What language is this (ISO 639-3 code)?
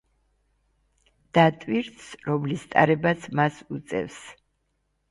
kat